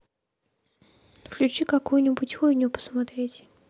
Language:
Russian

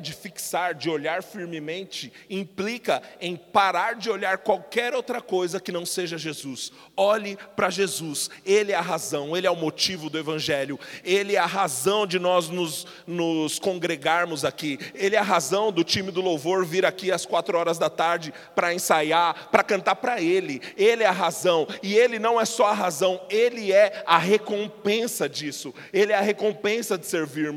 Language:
Portuguese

